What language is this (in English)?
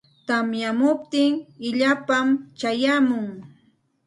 Santa Ana de Tusi Pasco Quechua